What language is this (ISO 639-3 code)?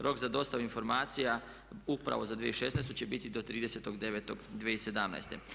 hrv